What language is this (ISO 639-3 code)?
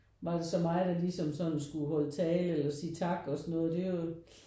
dan